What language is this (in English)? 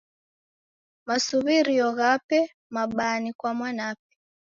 Taita